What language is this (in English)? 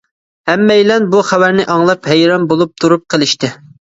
Uyghur